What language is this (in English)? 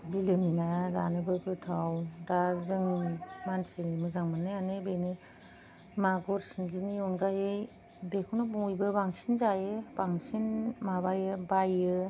Bodo